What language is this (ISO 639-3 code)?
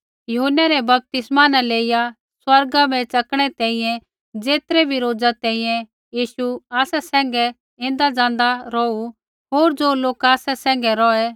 kfx